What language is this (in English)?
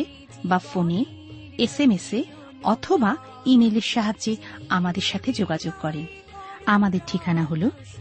Bangla